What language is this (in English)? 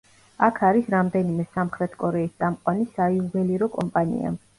Georgian